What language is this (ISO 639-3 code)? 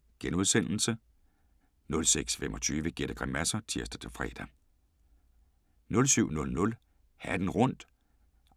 dan